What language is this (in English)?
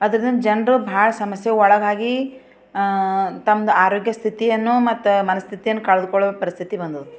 Kannada